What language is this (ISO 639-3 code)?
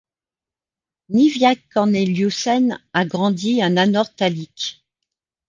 fra